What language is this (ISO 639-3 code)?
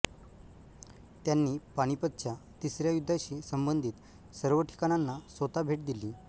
mar